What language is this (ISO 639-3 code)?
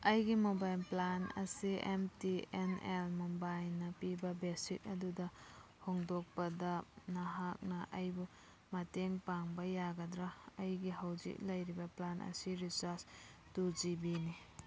mni